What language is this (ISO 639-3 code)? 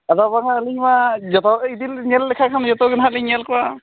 sat